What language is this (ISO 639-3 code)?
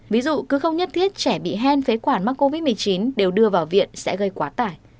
vie